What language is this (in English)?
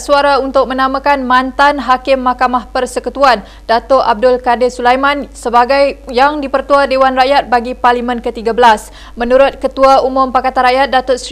Malay